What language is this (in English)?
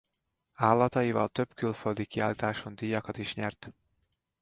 Hungarian